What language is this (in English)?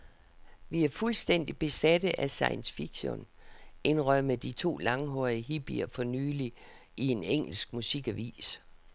Danish